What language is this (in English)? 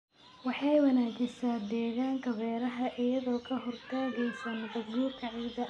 Somali